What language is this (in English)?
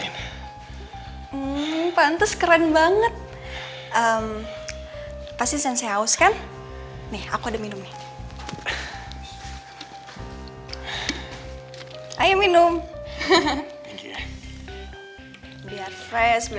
Indonesian